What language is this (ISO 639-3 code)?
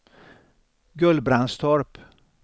swe